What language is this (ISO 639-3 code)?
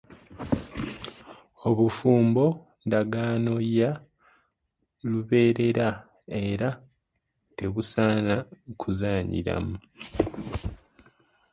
lug